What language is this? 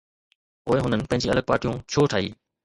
Sindhi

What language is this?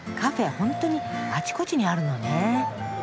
Japanese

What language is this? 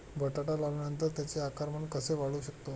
Marathi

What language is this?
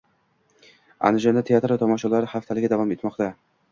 Uzbek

